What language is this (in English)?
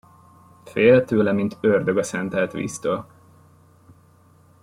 Hungarian